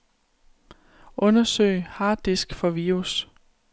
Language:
Danish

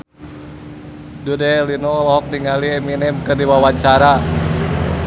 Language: Sundanese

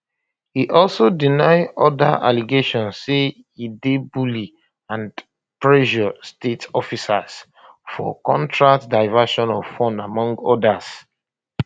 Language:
Nigerian Pidgin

